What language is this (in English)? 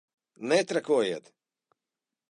Latvian